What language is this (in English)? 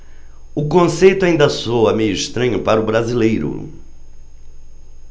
Portuguese